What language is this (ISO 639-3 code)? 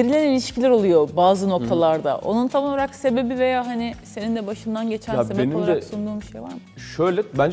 tur